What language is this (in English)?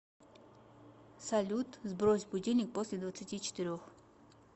Russian